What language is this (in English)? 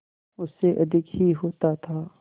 Hindi